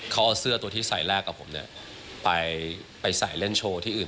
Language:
Thai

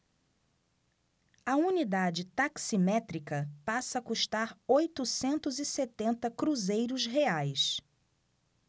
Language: Portuguese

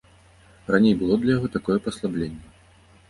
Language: Belarusian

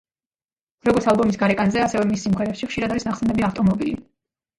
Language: Georgian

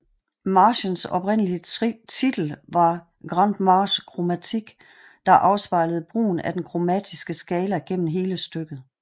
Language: Danish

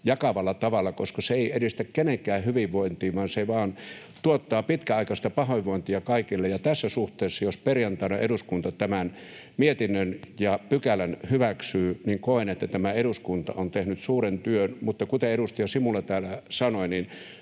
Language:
Finnish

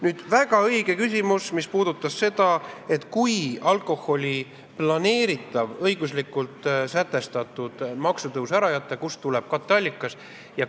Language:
Estonian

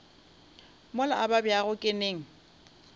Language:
Northern Sotho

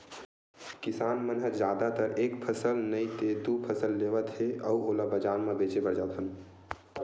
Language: Chhattisgarhi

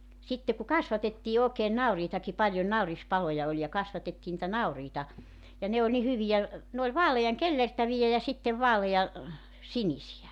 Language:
Finnish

